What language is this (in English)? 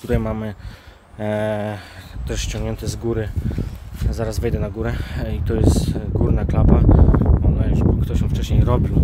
Polish